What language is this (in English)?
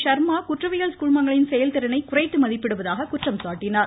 Tamil